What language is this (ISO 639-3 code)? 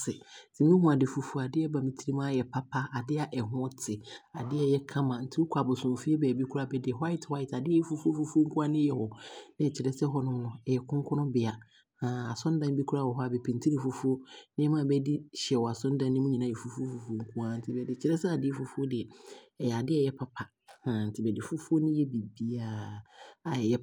abr